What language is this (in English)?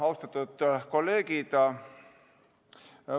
Estonian